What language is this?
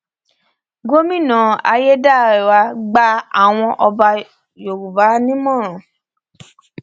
Yoruba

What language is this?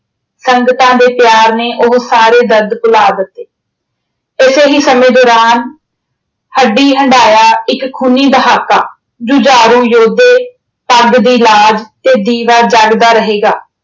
Punjabi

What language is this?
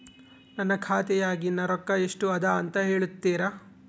Kannada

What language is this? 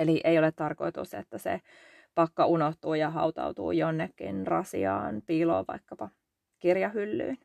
Finnish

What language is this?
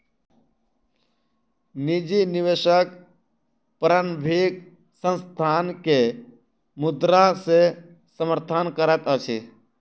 Maithili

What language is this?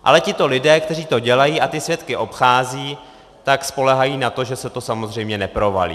Czech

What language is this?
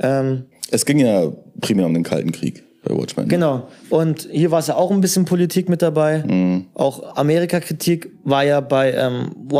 German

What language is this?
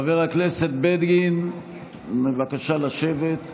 Hebrew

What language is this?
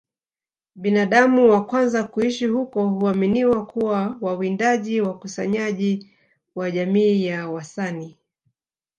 Swahili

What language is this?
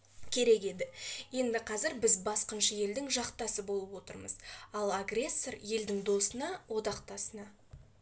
Kazakh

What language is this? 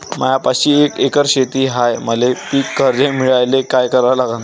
Marathi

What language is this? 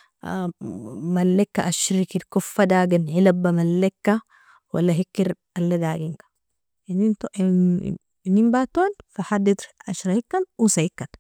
Nobiin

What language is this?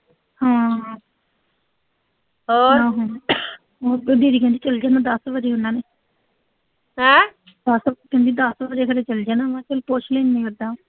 Punjabi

